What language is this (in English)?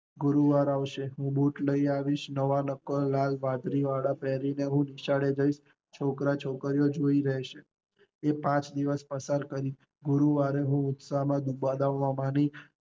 Gujarati